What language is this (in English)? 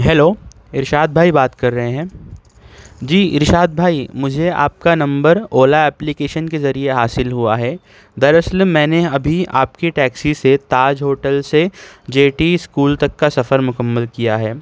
Urdu